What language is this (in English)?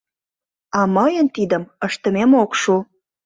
Mari